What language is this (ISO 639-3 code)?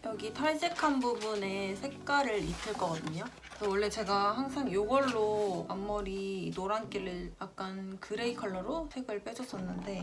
kor